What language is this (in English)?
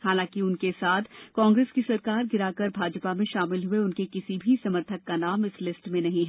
Hindi